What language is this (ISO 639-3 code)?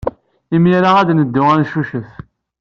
kab